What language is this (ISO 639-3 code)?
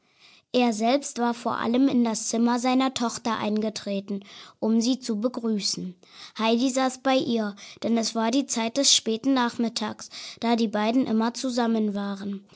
deu